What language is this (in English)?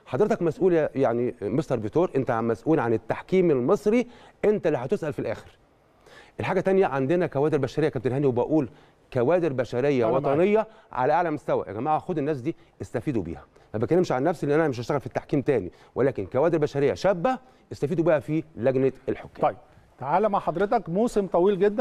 Arabic